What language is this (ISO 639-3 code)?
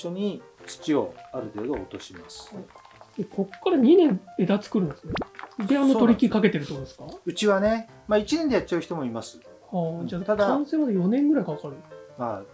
jpn